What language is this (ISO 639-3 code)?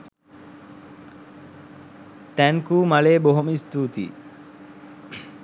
sin